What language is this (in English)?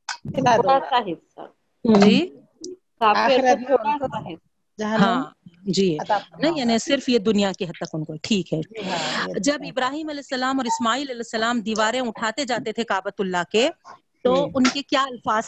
Urdu